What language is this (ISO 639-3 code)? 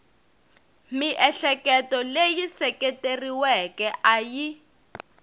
tso